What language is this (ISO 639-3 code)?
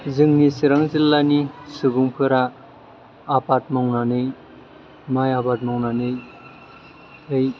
brx